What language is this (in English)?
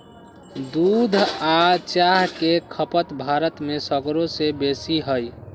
Magahi